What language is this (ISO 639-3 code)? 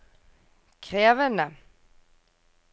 nor